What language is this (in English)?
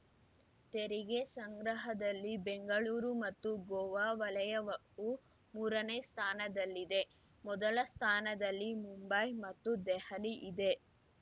Kannada